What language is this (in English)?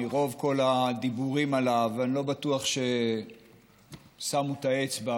Hebrew